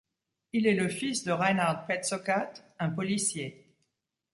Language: French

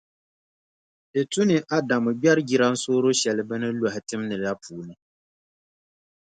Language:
Dagbani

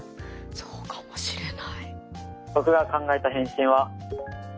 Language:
Japanese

